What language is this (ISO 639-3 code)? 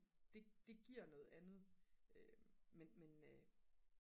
dan